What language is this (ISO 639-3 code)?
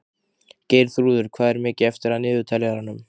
isl